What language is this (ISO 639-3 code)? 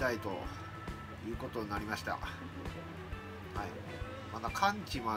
jpn